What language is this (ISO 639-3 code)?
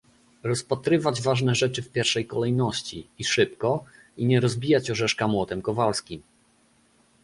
pol